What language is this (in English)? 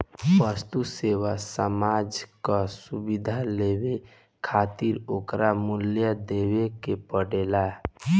Bhojpuri